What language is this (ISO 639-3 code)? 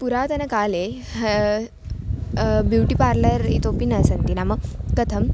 san